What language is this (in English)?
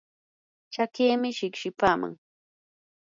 Yanahuanca Pasco Quechua